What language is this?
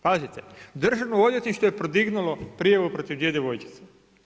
Croatian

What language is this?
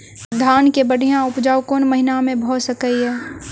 Maithili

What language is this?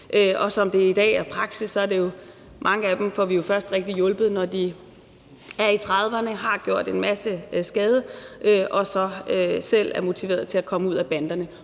Danish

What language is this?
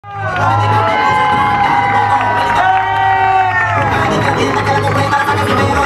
Thai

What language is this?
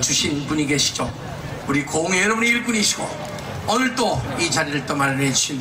Korean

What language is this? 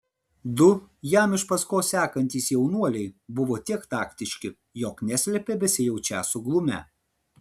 Lithuanian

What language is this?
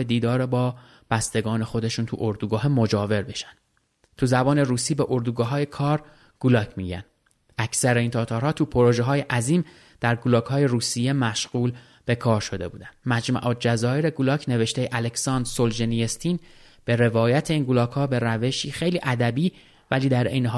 Persian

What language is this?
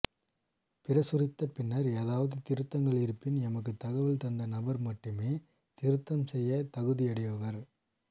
Tamil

